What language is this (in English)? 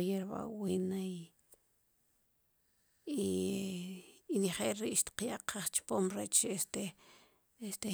Sipacapense